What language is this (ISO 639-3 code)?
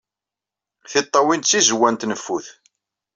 kab